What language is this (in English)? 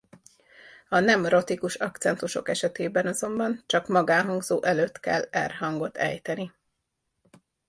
Hungarian